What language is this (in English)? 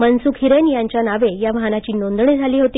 Marathi